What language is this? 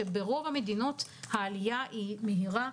Hebrew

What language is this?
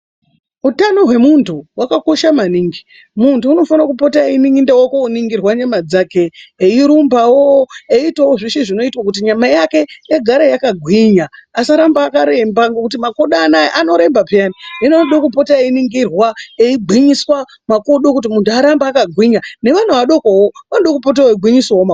Ndau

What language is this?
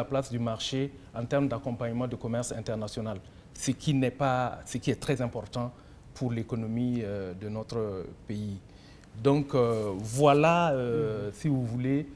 French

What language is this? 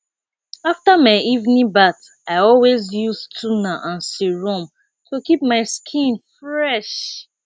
Nigerian Pidgin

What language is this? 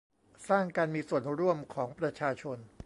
Thai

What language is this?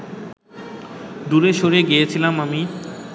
Bangla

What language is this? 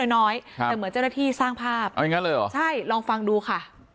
Thai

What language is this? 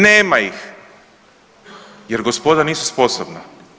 Croatian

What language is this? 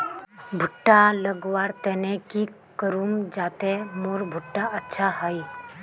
Magahi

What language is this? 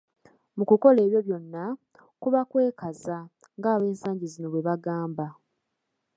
Ganda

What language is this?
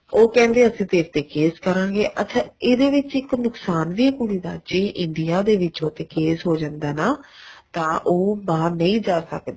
Punjabi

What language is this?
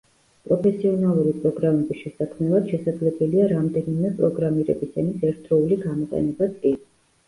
Georgian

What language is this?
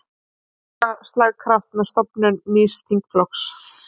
Icelandic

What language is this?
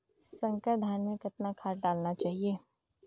Chhattisgarhi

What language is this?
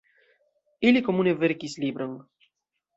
Esperanto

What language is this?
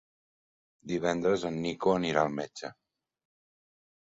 Catalan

